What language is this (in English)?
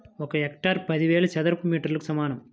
Telugu